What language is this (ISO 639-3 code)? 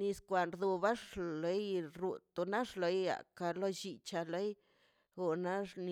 zpy